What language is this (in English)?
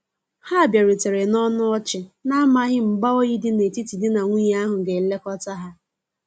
Igbo